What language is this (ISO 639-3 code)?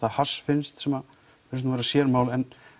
isl